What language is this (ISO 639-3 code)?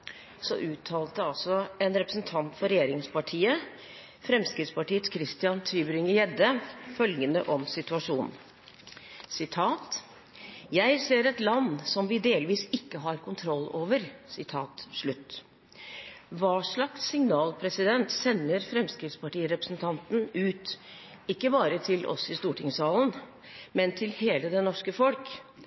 nob